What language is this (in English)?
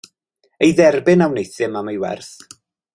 Welsh